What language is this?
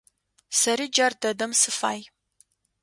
Adyghe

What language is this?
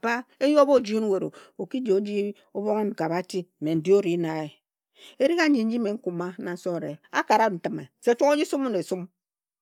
Ejagham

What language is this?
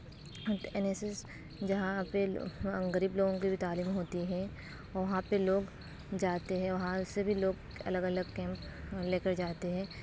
Urdu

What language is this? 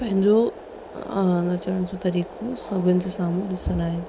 Sindhi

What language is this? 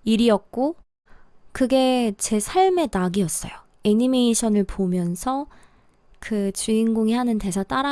Korean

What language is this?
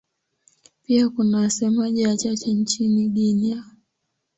Swahili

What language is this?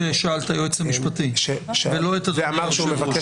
Hebrew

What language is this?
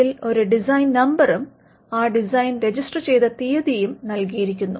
Malayalam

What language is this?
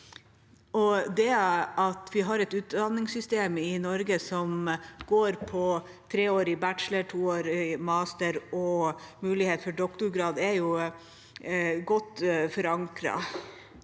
Norwegian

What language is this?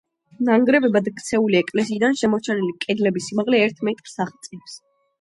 Georgian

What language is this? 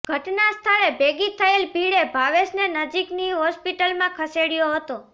Gujarati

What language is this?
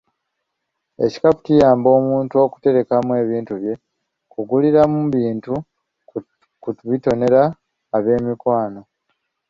Ganda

